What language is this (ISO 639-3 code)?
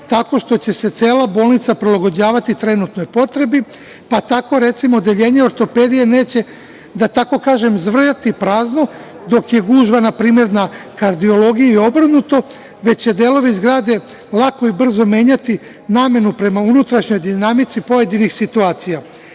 srp